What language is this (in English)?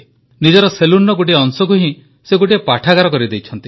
Odia